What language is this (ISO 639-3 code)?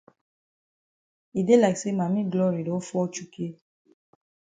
wes